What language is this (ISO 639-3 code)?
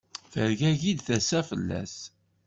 kab